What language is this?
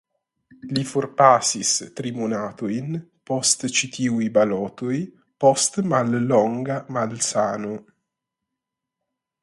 Esperanto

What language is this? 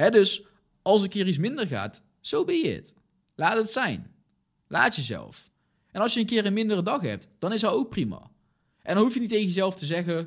Dutch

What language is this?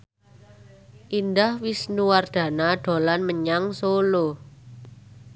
Javanese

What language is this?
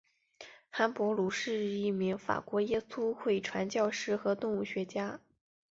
Chinese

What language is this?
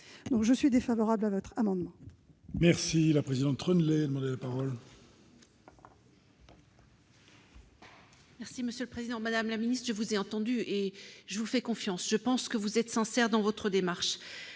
French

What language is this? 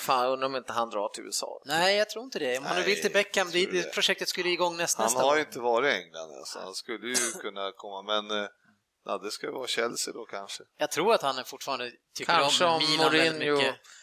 Swedish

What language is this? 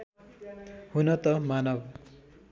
Nepali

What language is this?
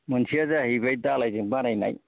Bodo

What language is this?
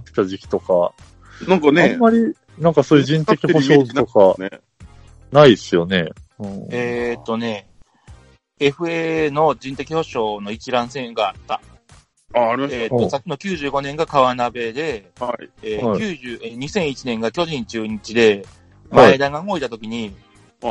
Japanese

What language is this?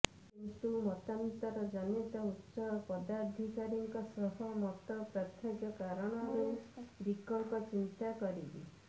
Odia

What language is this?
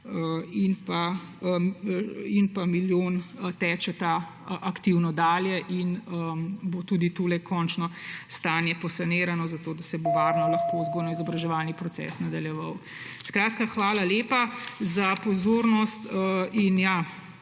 Slovenian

